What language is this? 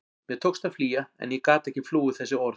Icelandic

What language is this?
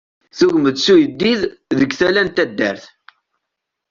Kabyle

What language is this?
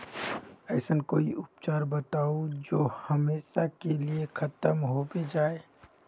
Magahi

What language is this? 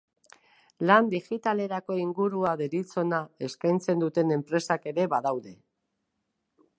Basque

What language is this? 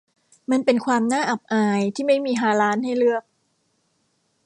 Thai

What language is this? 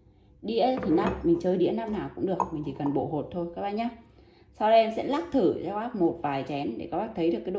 Vietnamese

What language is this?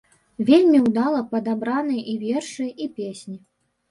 Belarusian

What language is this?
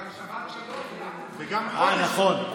Hebrew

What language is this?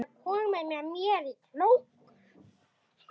Icelandic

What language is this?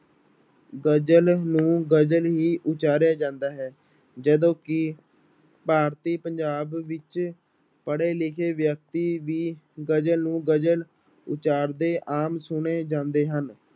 Punjabi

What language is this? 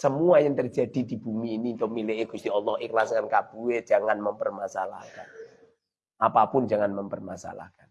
Indonesian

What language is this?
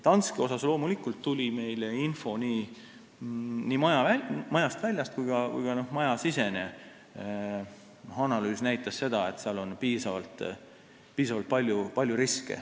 Estonian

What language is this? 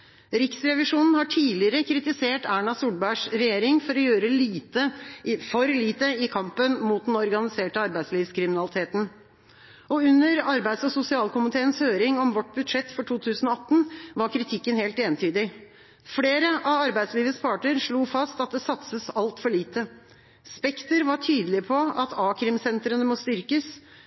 Norwegian Bokmål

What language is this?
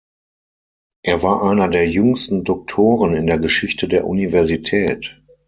German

